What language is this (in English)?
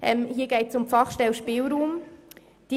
Swiss German